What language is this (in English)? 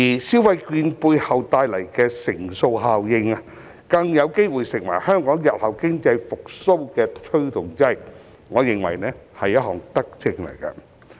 Cantonese